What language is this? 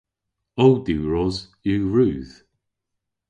Cornish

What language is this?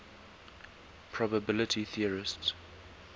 English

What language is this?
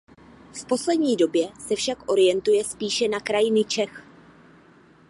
Czech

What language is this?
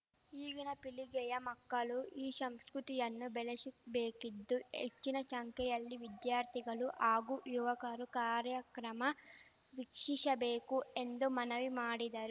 Kannada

